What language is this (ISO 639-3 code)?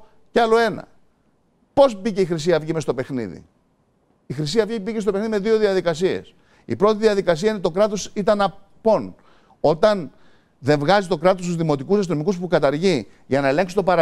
ell